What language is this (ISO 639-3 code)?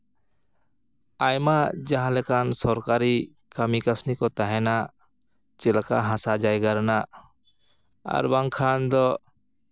sat